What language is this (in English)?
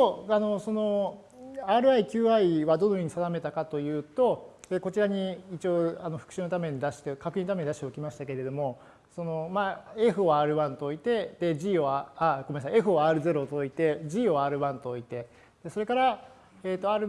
Japanese